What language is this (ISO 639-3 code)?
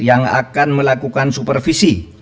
ind